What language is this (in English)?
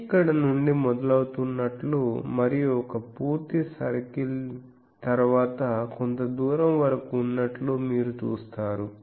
Telugu